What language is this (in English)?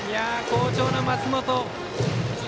Japanese